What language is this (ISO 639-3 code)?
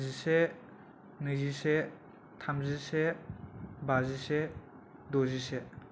brx